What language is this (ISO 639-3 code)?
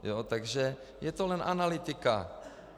ces